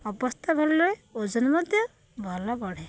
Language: Odia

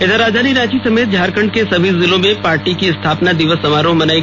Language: Hindi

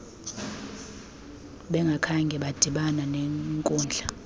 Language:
Xhosa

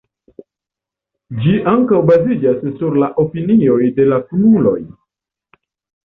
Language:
Esperanto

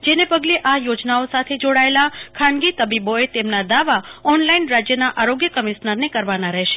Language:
Gujarati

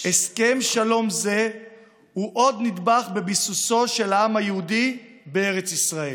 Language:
Hebrew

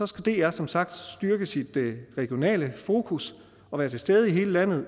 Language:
Danish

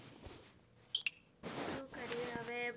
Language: Gujarati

